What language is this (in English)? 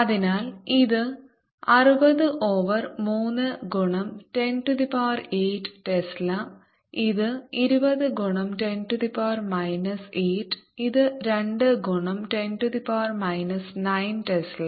Malayalam